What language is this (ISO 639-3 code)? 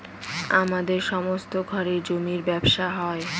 ben